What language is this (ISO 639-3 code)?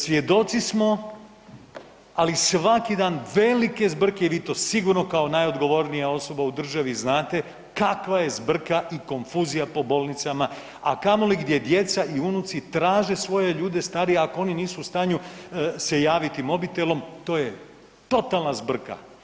hrv